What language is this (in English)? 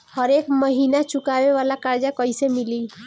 Bhojpuri